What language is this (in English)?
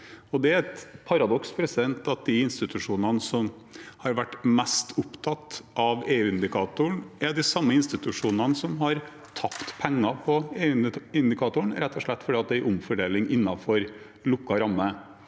Norwegian